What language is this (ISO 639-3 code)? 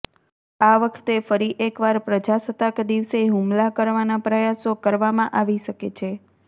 guj